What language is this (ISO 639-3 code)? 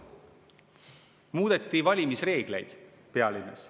est